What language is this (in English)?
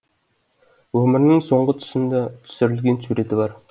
Kazakh